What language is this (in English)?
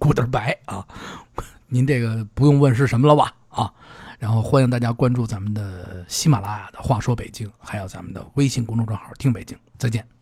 Chinese